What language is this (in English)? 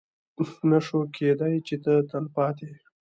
Pashto